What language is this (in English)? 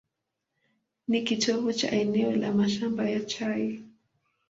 Swahili